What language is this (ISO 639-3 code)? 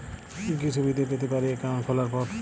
ben